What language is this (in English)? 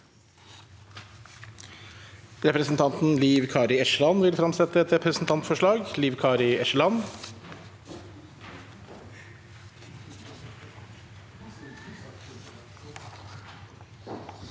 Norwegian